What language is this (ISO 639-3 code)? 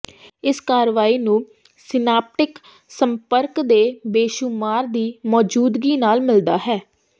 pan